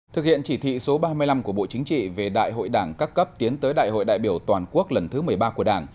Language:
Vietnamese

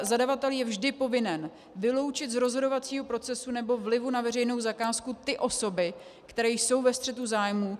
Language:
Czech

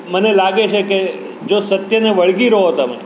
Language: Gujarati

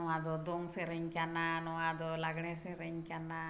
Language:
Santali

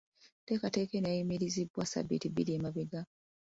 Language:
Ganda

